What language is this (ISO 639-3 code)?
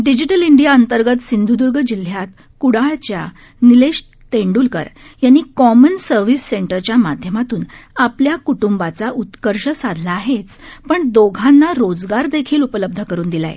mar